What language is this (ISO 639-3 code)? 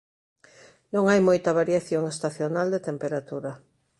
glg